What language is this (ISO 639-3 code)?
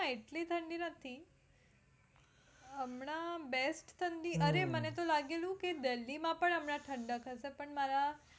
guj